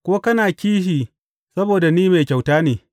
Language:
Hausa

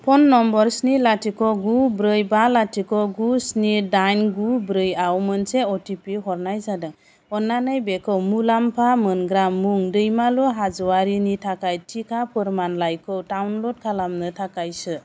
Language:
Bodo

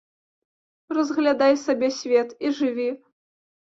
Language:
Belarusian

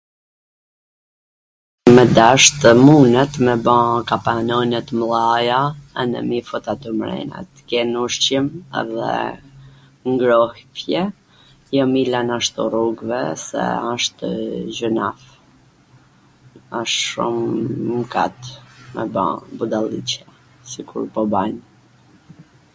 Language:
Gheg Albanian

